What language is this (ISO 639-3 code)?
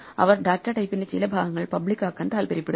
mal